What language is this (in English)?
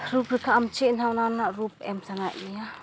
Santali